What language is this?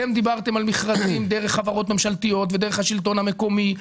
Hebrew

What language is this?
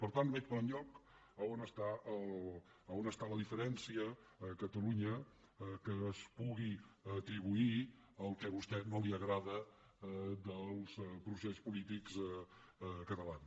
Catalan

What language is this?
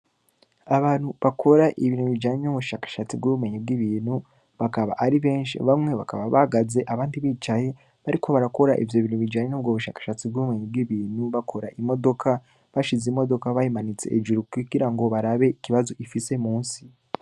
Rundi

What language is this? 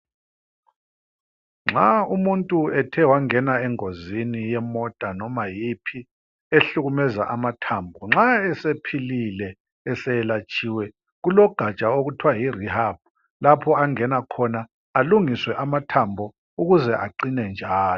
North Ndebele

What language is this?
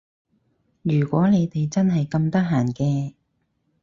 Cantonese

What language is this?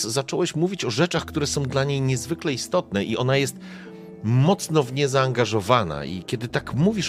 Polish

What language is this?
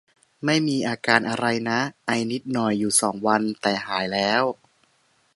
Thai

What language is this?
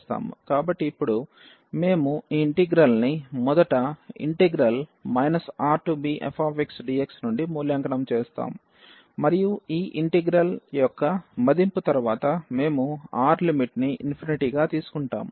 Telugu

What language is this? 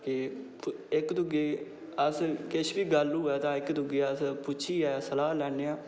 Dogri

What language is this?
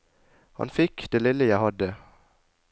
Norwegian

